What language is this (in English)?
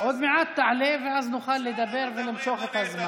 Hebrew